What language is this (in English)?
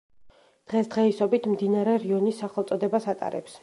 Georgian